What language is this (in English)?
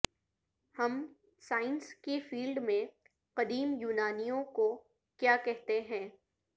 Urdu